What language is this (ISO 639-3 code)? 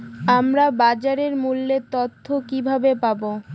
ben